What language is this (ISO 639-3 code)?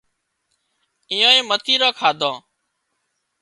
kxp